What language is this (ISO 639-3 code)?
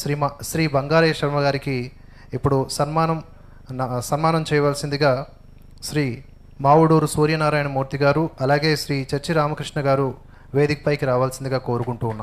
tel